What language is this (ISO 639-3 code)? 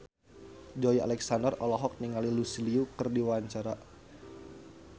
sun